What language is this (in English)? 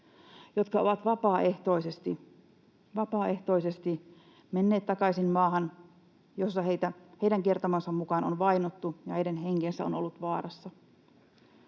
Finnish